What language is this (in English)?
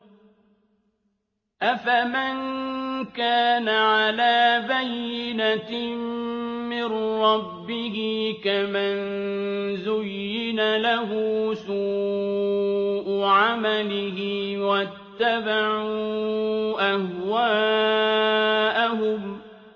Arabic